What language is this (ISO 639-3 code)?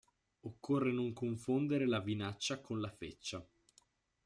ita